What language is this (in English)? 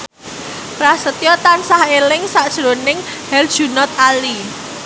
Javanese